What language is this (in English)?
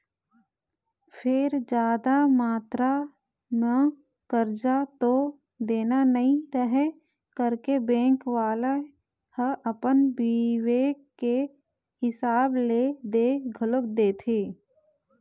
Chhattisgarhi